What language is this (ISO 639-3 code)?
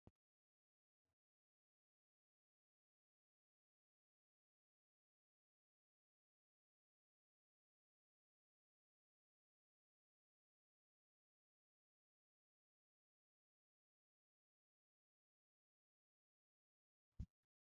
wal